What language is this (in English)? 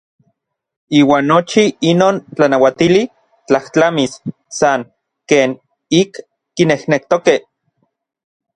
Orizaba Nahuatl